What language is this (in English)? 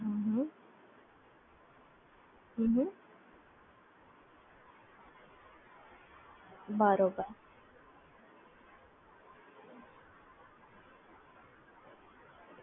Gujarati